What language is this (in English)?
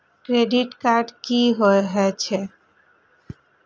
Maithili